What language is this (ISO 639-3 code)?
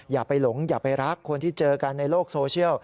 tha